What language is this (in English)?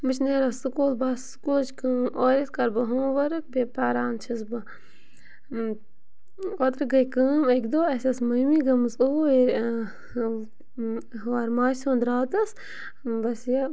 Kashmiri